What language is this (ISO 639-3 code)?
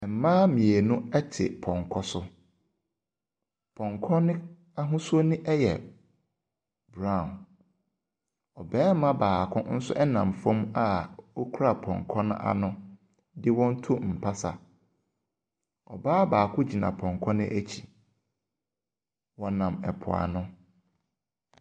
aka